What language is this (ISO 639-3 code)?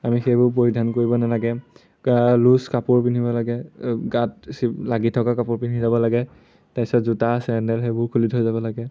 asm